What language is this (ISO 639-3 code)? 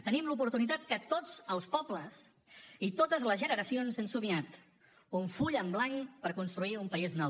cat